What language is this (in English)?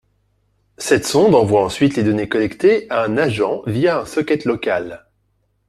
French